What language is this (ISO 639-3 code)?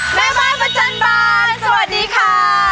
tha